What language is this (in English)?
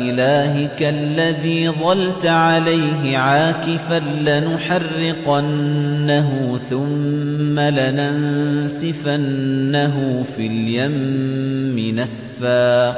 Arabic